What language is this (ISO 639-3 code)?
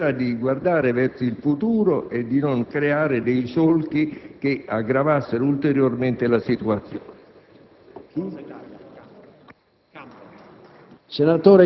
ita